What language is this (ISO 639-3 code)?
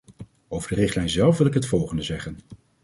nld